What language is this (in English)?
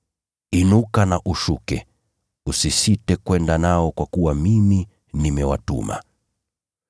Swahili